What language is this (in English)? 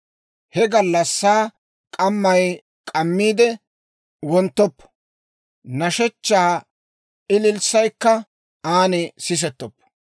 Dawro